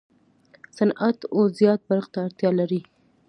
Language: Pashto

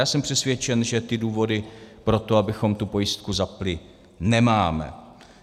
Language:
Czech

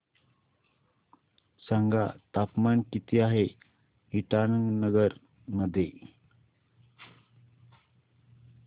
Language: Marathi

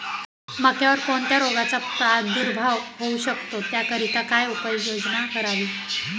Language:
Marathi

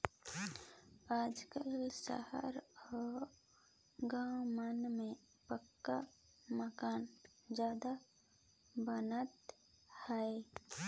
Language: Chhattisgarhi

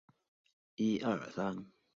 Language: Chinese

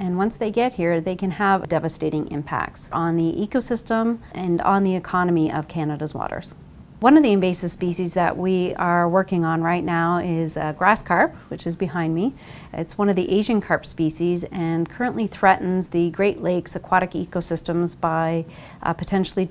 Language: English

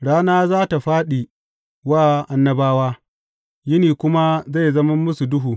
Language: Hausa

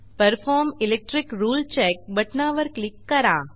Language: Marathi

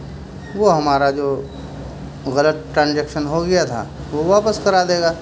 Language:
Urdu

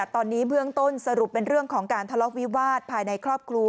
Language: Thai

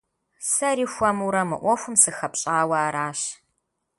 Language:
Kabardian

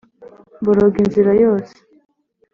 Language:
Kinyarwanda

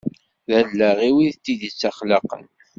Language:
Kabyle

